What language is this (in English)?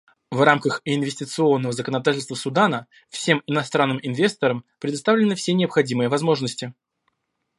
Russian